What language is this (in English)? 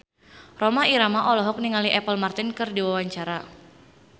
Sundanese